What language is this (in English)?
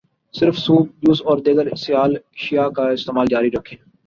Urdu